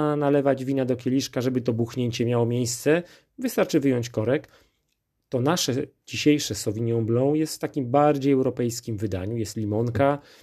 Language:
Polish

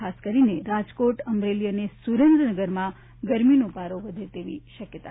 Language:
Gujarati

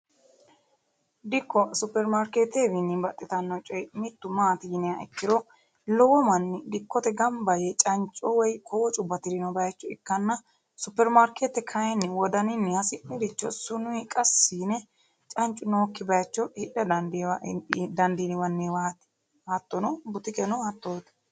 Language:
Sidamo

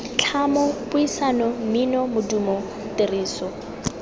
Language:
Tswana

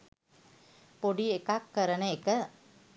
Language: Sinhala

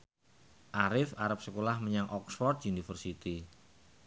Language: Javanese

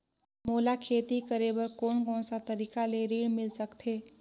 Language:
Chhattisgarhi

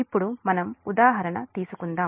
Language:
Telugu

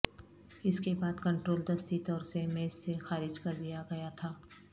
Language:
Urdu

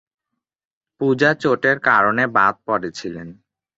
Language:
Bangla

